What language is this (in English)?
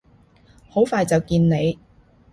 Cantonese